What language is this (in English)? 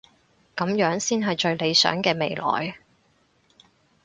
Cantonese